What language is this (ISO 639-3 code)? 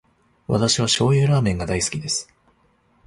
jpn